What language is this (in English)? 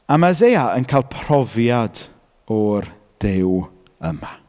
Welsh